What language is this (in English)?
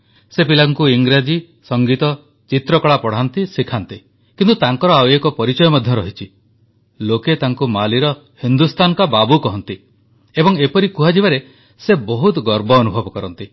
Odia